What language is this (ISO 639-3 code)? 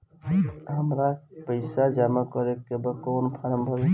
bho